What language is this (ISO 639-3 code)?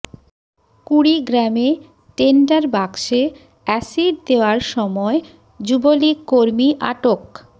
ben